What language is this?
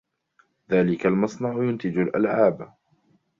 Arabic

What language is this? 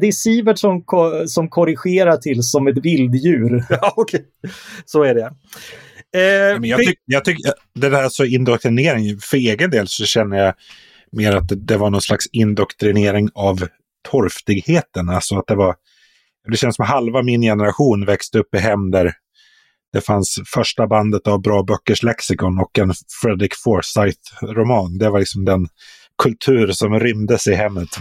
Swedish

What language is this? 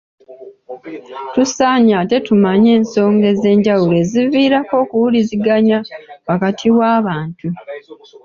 Ganda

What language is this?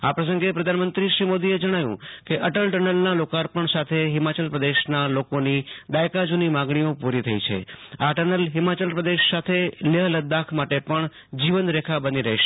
Gujarati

